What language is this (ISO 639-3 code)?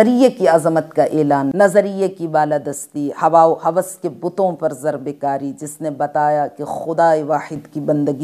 ara